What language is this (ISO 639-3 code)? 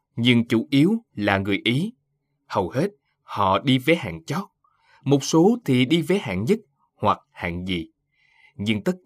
vie